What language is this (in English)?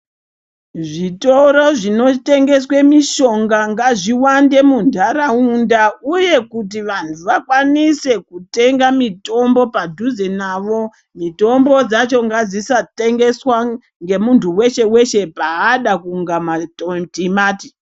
Ndau